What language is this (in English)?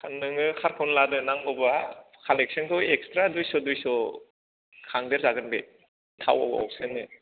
Bodo